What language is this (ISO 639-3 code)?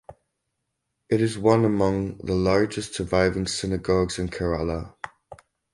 eng